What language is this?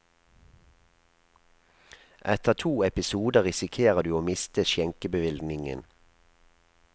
Norwegian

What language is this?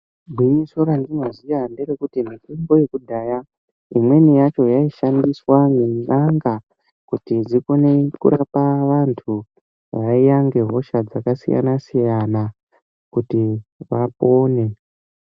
Ndau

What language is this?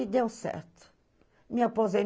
Portuguese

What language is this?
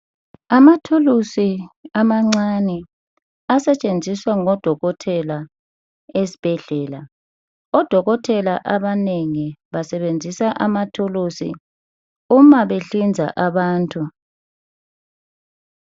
North Ndebele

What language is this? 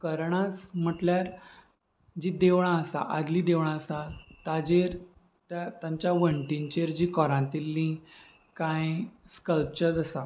Konkani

